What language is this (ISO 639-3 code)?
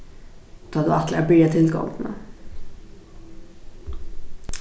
fao